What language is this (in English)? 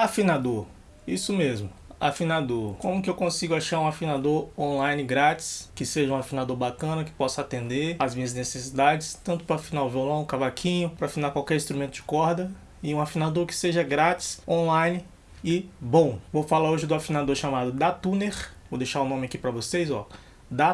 Portuguese